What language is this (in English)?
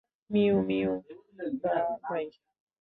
Bangla